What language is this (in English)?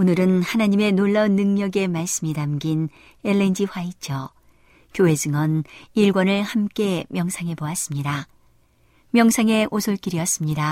Korean